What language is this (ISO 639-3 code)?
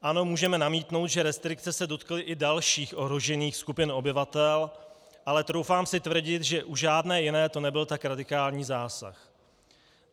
ces